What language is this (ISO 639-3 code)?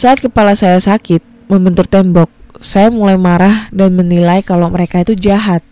ind